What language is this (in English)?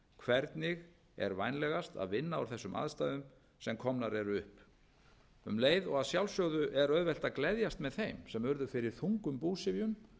Icelandic